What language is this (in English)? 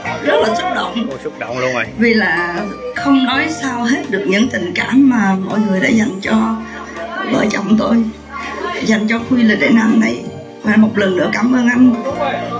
Vietnamese